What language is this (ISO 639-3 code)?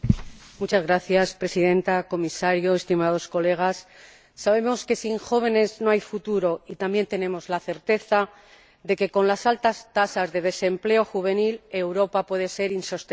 spa